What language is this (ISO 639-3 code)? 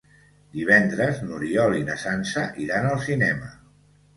cat